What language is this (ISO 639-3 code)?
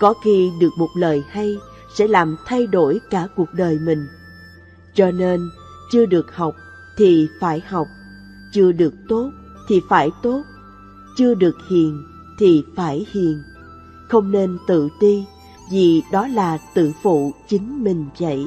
vie